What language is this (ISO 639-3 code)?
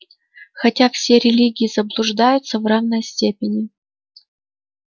rus